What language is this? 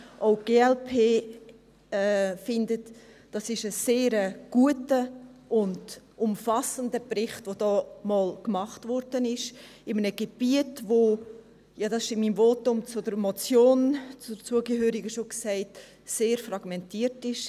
Swiss German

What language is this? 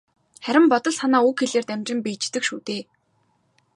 Mongolian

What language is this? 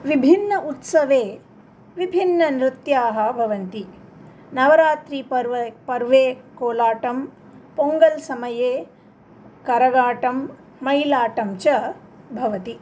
Sanskrit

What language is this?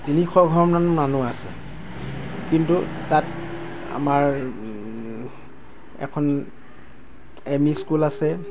Assamese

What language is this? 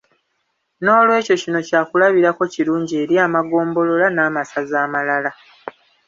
Ganda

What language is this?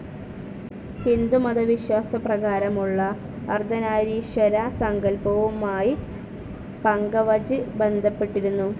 Malayalam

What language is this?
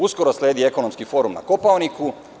Serbian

